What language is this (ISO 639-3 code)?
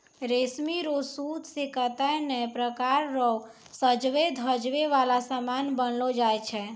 mai